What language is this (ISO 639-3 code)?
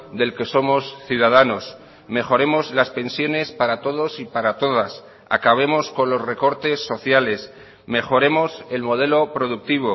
spa